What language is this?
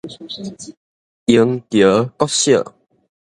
Min Nan Chinese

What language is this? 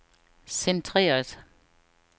Danish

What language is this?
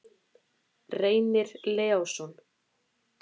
Icelandic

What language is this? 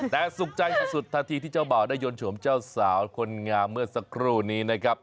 Thai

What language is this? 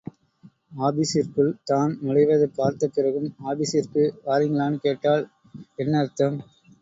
Tamil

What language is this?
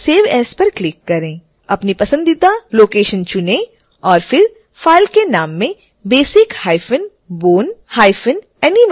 Hindi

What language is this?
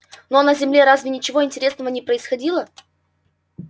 Russian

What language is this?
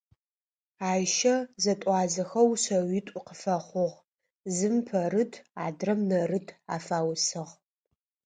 Adyghe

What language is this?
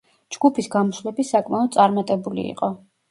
Georgian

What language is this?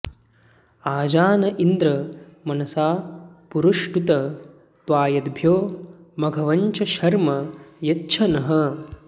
Sanskrit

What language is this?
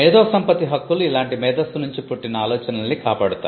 Telugu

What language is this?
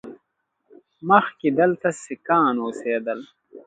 Pashto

